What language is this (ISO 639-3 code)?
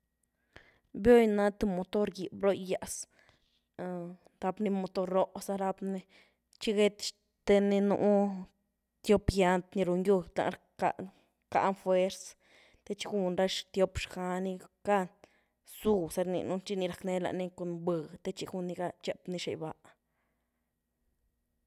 ztu